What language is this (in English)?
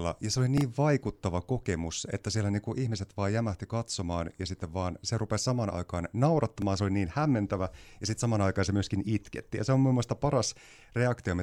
Finnish